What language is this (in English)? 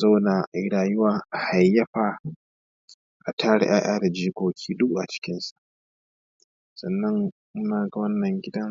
Hausa